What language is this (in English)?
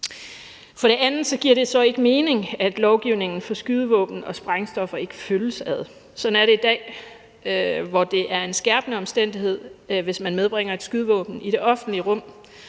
Danish